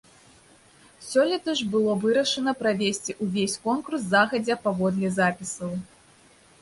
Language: Belarusian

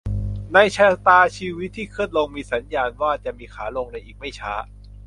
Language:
Thai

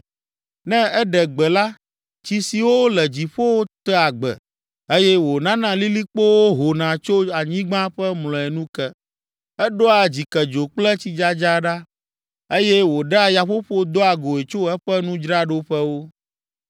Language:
Ewe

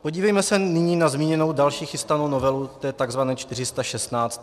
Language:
Czech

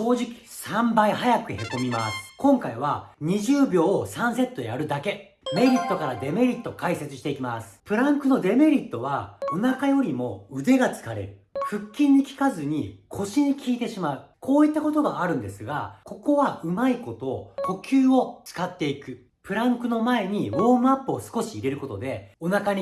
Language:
Japanese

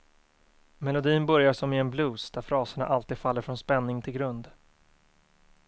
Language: Swedish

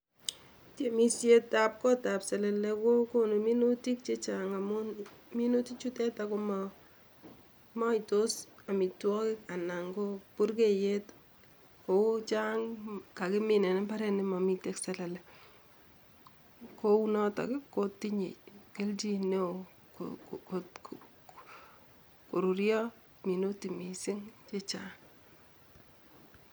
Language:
Kalenjin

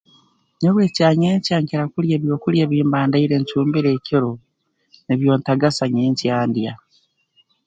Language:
Tooro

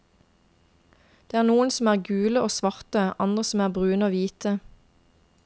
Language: Norwegian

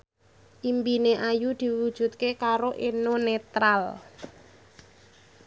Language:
Javanese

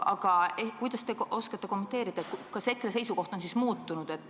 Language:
Estonian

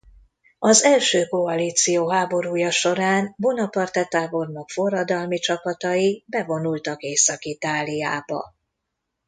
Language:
Hungarian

